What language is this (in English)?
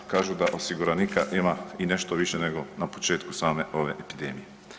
Croatian